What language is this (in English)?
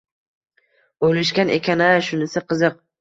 Uzbek